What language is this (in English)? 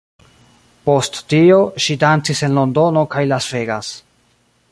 Esperanto